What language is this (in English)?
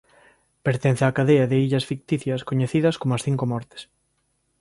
Galician